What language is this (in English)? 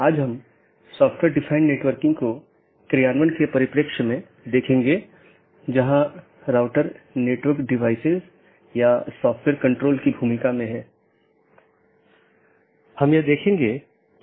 Hindi